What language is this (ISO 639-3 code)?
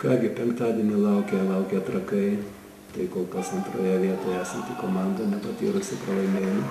lit